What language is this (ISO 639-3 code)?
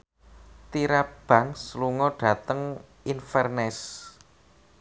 jav